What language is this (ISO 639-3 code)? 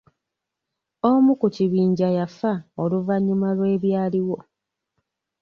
lug